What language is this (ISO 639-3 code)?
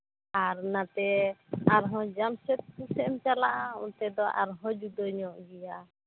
sat